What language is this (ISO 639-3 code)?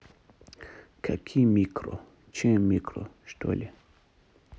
rus